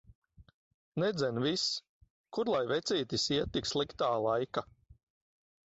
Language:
Latvian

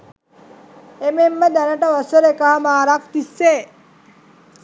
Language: Sinhala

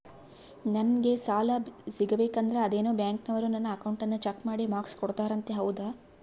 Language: Kannada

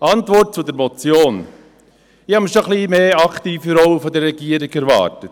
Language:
Swiss German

